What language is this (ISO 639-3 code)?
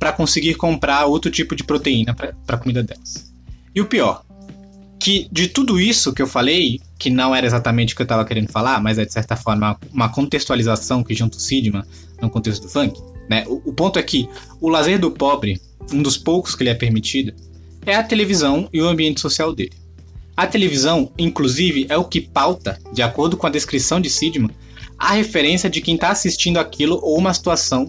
por